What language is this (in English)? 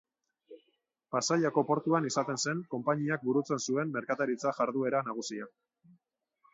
Basque